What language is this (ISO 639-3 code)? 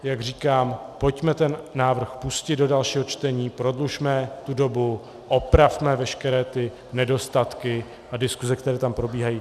ces